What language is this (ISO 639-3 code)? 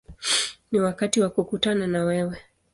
swa